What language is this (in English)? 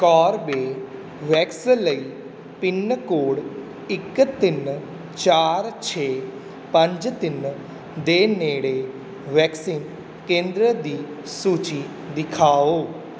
Punjabi